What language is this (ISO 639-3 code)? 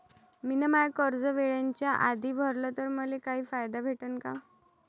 mar